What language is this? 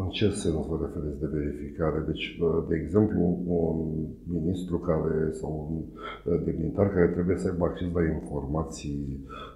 Romanian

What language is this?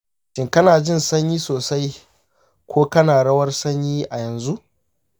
Hausa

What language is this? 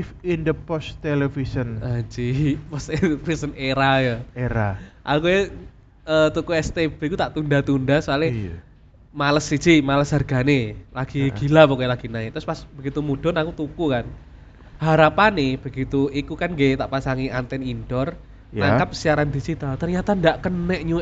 Indonesian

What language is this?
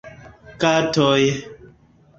Esperanto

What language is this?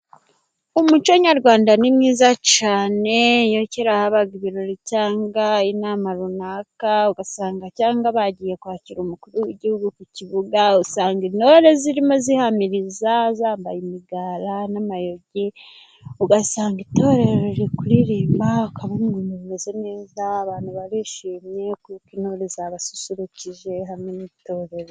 Kinyarwanda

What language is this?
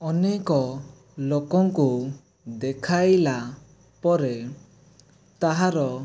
Odia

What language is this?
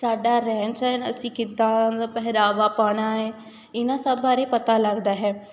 Punjabi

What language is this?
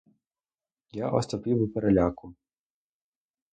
Ukrainian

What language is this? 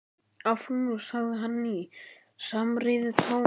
Icelandic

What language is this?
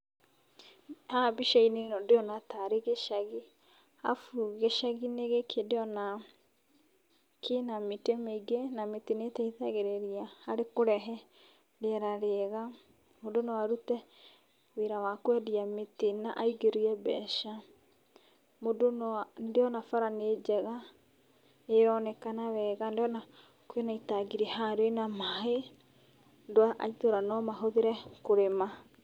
Kikuyu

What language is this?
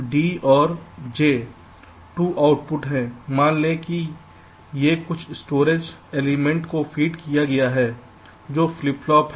Hindi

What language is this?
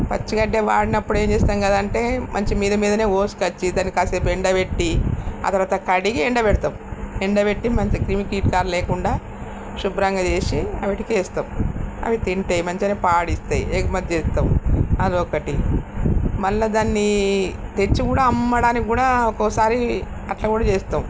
Telugu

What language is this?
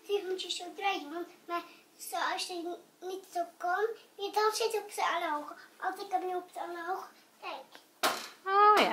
Dutch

